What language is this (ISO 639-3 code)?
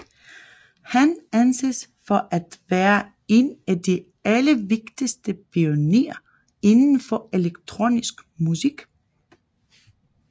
dan